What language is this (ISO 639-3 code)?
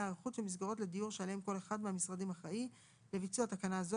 heb